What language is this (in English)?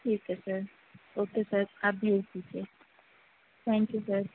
Urdu